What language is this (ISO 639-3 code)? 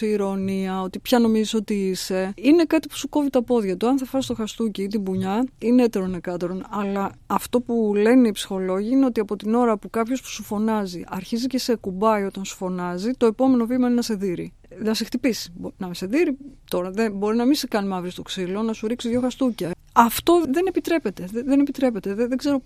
ell